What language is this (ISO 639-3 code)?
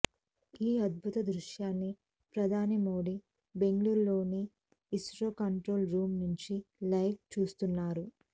tel